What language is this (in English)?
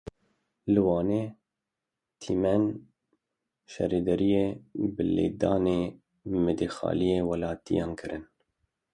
Kurdish